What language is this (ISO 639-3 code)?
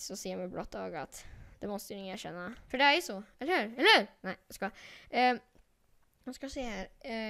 swe